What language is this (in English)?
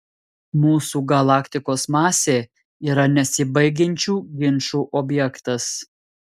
Lithuanian